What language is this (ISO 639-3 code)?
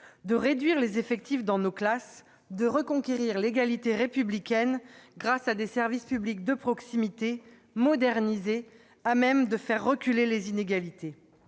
fra